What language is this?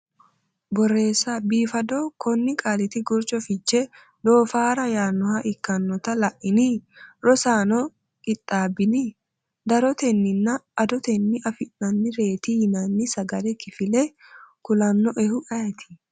Sidamo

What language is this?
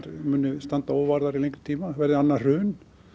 Icelandic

